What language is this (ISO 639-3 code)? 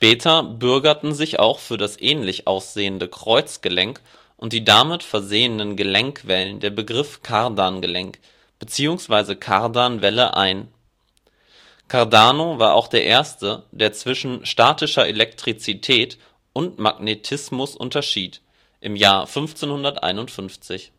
deu